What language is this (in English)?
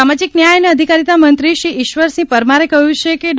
Gujarati